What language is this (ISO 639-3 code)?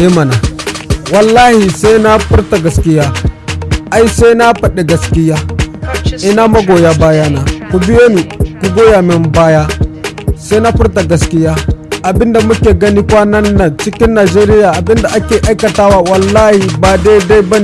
hau